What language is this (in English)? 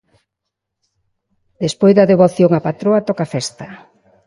Galician